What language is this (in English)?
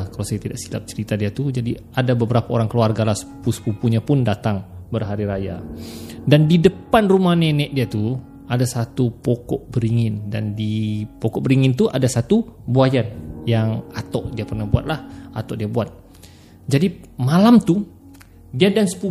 Malay